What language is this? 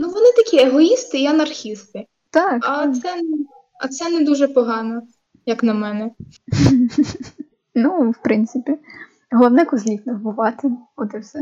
Ukrainian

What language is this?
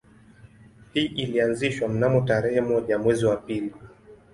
Swahili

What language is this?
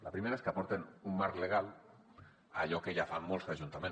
Catalan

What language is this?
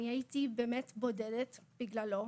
Hebrew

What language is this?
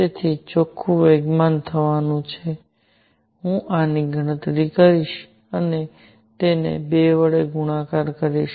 Gujarati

